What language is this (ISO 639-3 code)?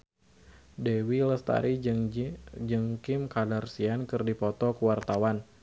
sun